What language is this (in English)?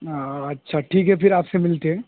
Urdu